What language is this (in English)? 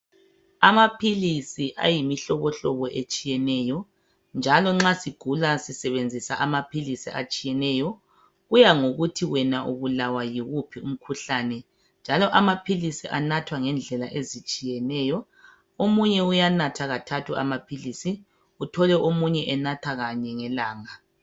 North Ndebele